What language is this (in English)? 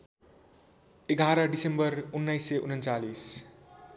Nepali